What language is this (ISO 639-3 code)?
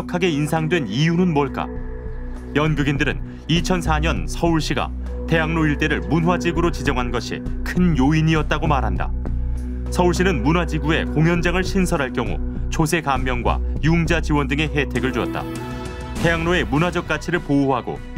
kor